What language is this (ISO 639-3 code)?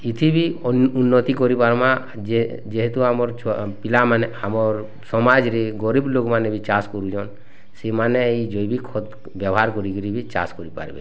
ori